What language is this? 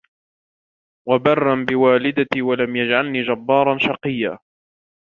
Arabic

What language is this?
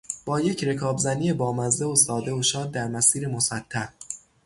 Persian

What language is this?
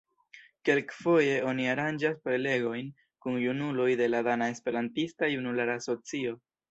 Esperanto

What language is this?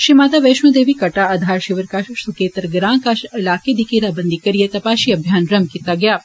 Dogri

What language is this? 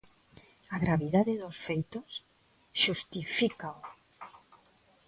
Galician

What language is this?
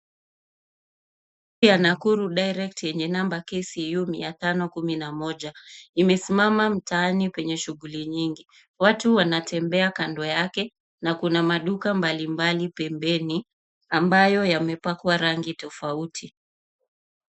Swahili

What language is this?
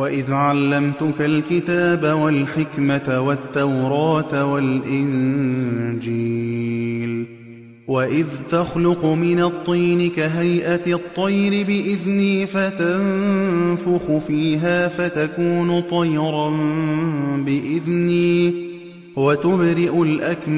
Arabic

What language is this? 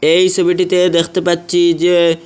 Bangla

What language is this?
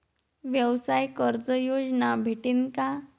Marathi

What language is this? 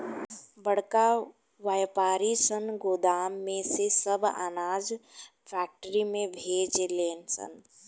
Bhojpuri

